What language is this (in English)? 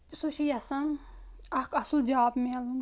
Kashmiri